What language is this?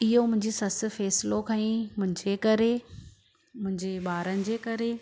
Sindhi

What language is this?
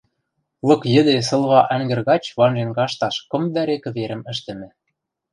Western Mari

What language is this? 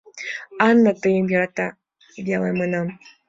Mari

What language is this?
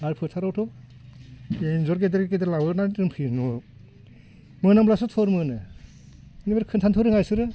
Bodo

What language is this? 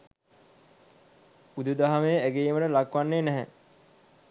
Sinhala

